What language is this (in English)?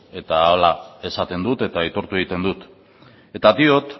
Basque